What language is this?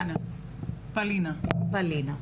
Hebrew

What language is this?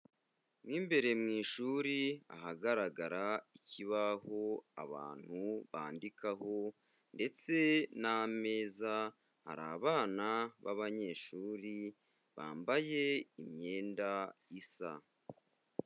Kinyarwanda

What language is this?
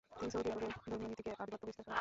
Bangla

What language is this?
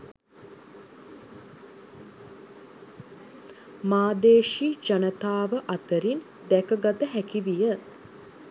Sinhala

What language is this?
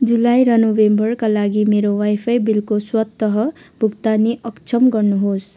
Nepali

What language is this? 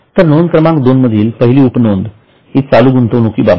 Marathi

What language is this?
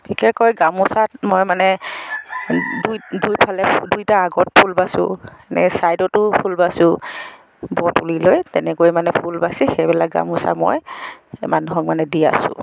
Assamese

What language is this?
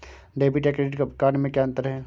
Hindi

